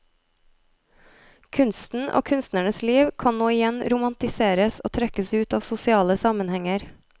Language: Norwegian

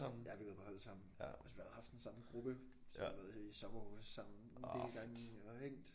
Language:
Danish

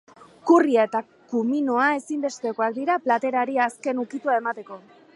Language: Basque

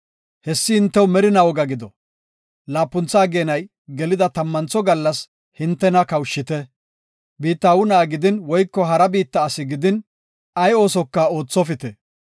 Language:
Gofa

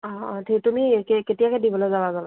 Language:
Assamese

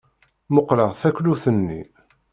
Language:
Kabyle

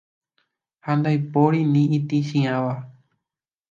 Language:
Guarani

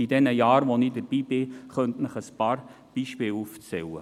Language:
Swiss German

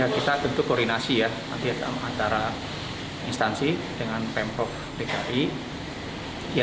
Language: Indonesian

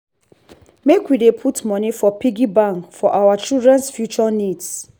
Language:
Nigerian Pidgin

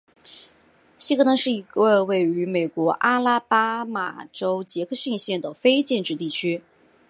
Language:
Chinese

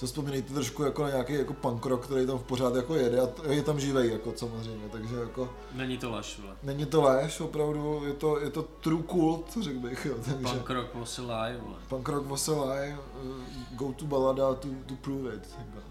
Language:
Czech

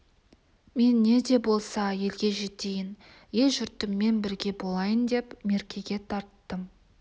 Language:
Kazakh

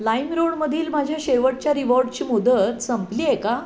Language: Marathi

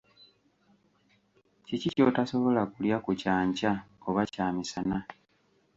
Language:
Ganda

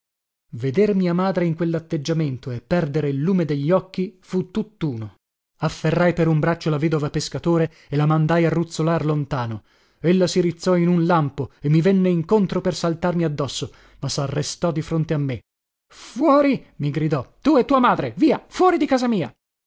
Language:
Italian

